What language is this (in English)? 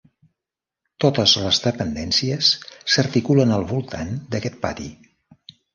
Catalan